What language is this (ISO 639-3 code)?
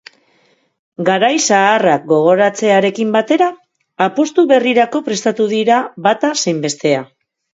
eus